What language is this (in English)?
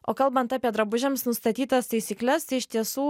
Lithuanian